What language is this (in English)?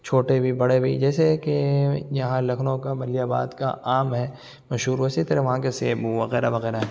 Urdu